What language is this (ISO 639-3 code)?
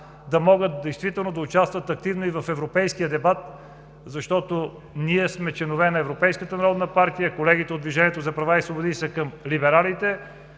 bul